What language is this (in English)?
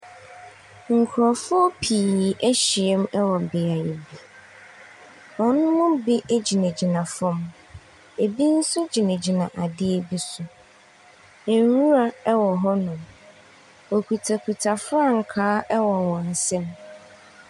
Akan